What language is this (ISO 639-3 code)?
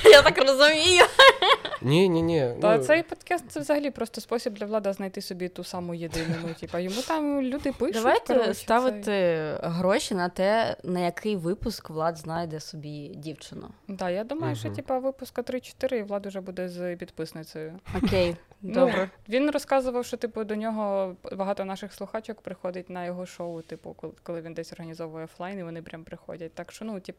ukr